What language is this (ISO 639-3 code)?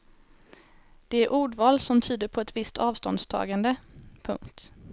swe